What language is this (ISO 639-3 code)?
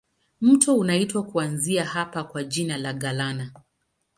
swa